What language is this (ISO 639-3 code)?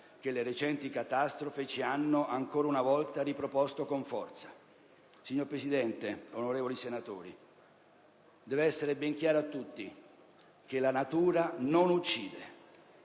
ita